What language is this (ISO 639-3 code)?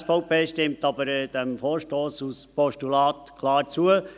gsw